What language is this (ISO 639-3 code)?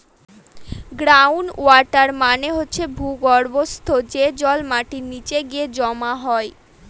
ben